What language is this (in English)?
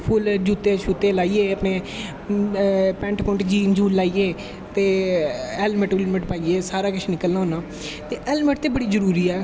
Dogri